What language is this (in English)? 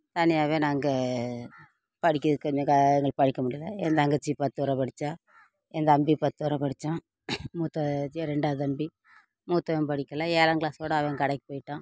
Tamil